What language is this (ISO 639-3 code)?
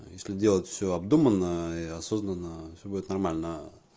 rus